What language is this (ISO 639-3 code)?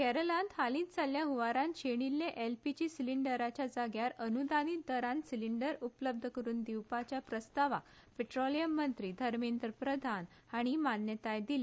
kok